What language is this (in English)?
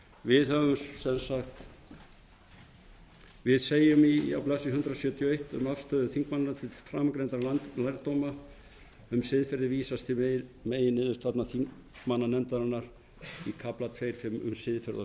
Icelandic